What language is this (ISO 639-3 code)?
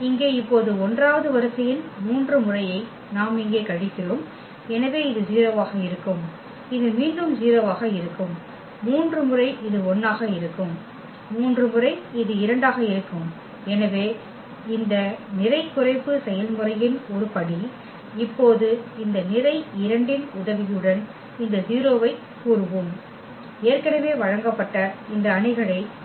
tam